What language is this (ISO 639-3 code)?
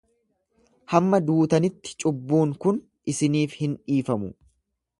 orm